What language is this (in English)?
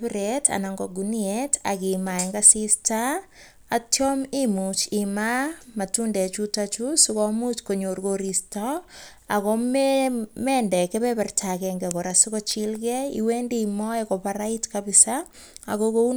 Kalenjin